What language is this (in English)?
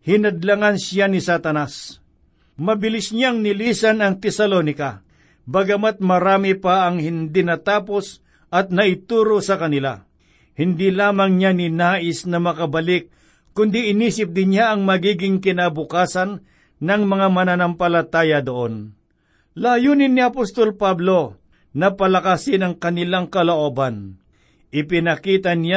Filipino